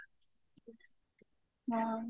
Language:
Odia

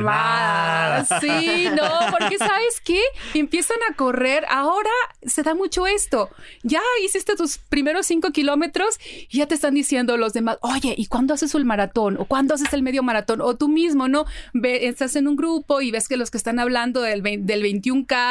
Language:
Spanish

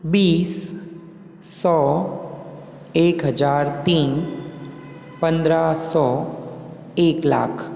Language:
Hindi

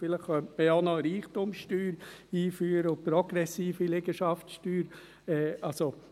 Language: Swiss German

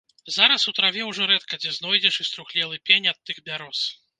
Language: Belarusian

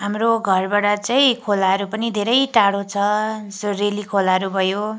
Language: Nepali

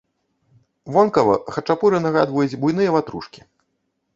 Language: Belarusian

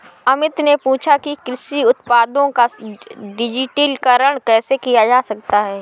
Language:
Hindi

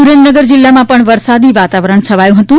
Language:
Gujarati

